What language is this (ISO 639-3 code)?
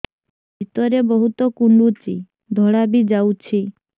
ori